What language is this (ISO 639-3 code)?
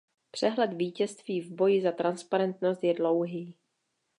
ces